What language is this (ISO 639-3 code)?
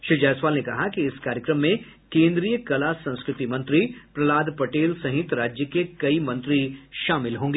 hin